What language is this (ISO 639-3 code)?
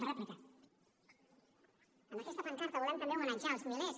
cat